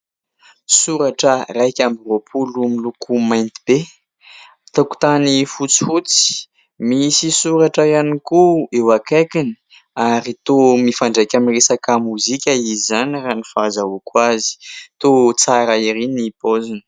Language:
Malagasy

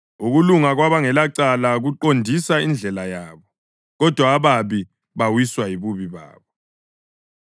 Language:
North Ndebele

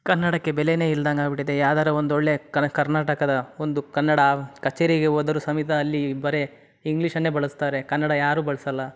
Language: Kannada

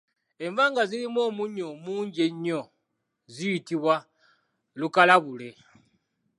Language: Ganda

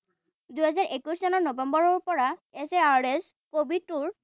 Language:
Assamese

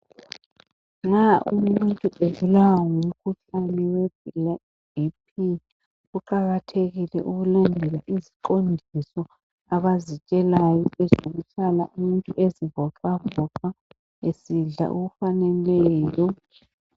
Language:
North Ndebele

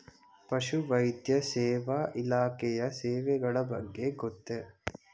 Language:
Kannada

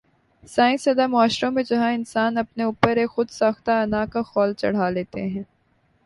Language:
Urdu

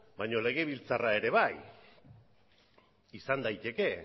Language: Basque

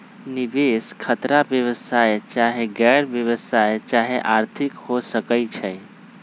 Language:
Magahi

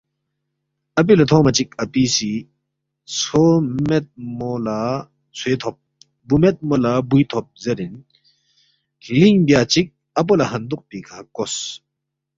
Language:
Balti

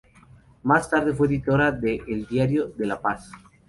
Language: Spanish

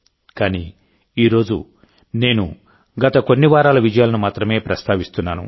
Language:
Telugu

